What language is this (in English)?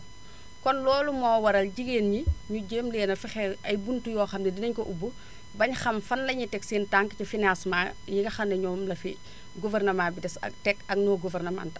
Wolof